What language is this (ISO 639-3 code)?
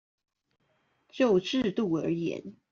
zho